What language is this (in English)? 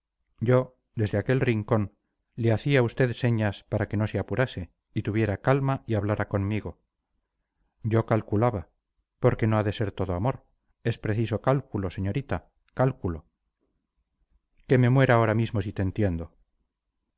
Spanish